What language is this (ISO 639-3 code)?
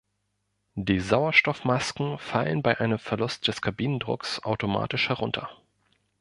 deu